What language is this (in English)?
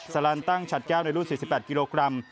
Thai